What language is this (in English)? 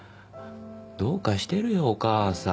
Japanese